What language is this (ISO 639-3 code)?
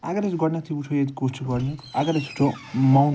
kas